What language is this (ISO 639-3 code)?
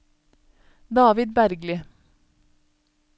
nor